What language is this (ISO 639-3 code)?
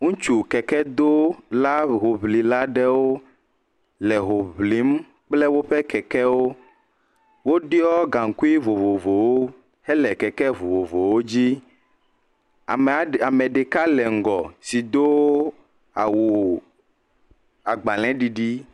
ewe